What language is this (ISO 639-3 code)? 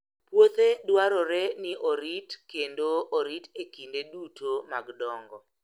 luo